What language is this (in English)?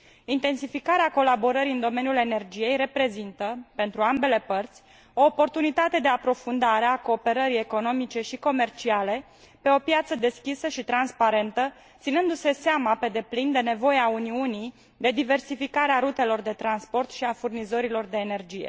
Romanian